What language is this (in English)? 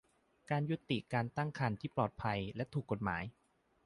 Thai